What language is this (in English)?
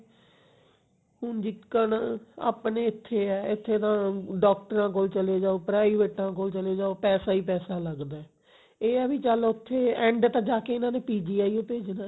Punjabi